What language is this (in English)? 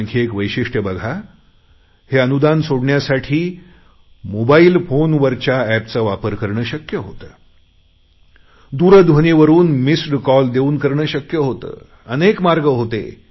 Marathi